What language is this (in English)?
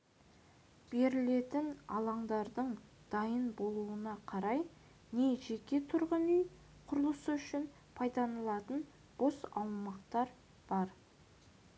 Kazakh